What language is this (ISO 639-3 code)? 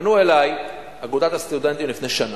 heb